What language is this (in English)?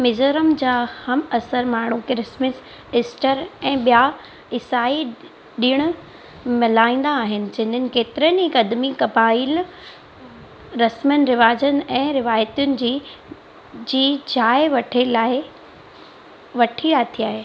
Sindhi